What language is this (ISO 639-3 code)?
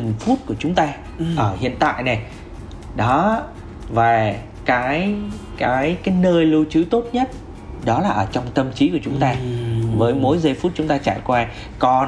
vie